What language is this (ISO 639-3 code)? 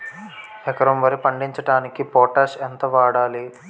tel